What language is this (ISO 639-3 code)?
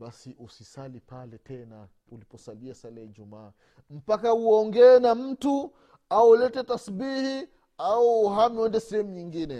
swa